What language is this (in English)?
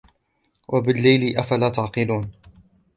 Arabic